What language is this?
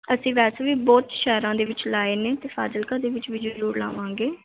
Punjabi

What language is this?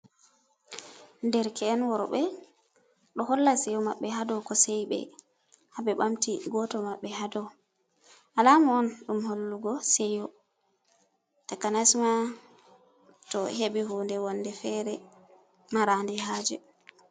Fula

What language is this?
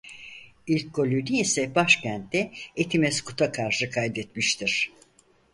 Turkish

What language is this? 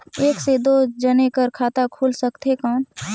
Chhattisgarhi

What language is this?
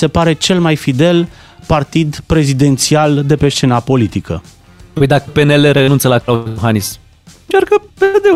Romanian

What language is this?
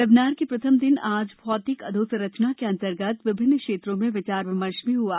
Hindi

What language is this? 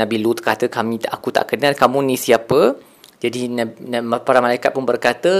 Malay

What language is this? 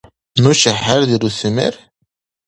Dargwa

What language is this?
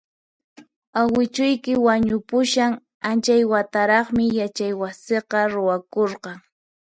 Puno Quechua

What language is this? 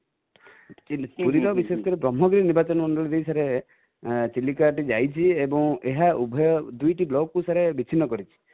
Odia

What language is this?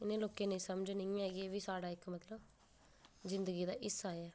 Dogri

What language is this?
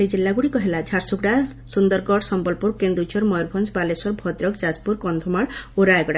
Odia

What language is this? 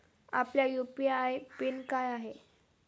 Marathi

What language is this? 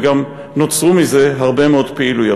Hebrew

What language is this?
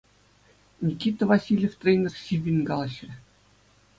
Chuvash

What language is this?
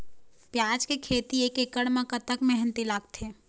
Chhattisgarhi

